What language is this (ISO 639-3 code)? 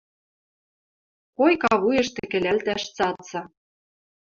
mrj